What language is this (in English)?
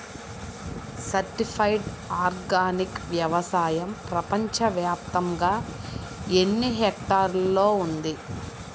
Telugu